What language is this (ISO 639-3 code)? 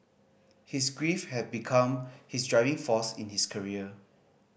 eng